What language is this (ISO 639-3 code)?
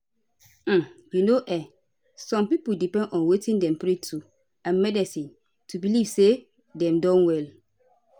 pcm